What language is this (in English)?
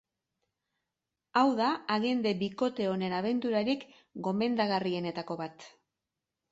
Basque